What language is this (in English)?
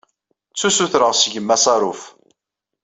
Kabyle